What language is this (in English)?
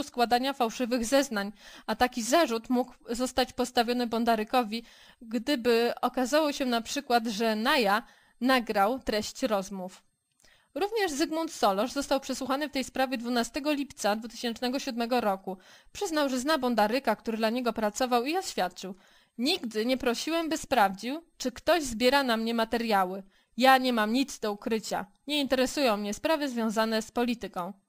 Polish